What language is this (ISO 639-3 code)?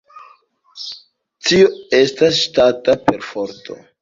epo